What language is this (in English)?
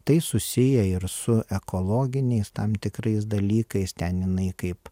Lithuanian